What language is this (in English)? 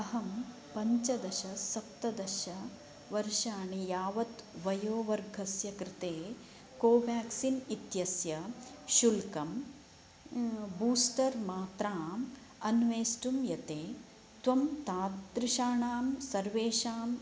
Sanskrit